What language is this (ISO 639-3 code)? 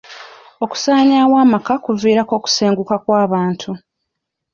lug